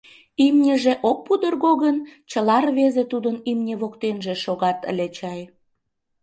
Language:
Mari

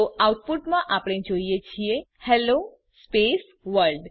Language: Gujarati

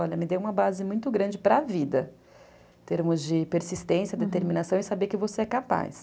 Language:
Portuguese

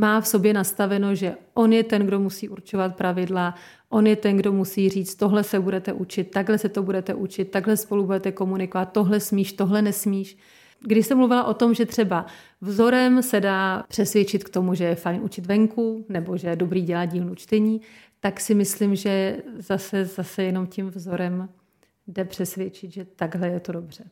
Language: Czech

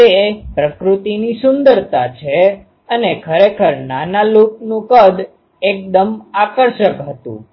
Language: Gujarati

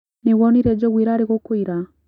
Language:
Kikuyu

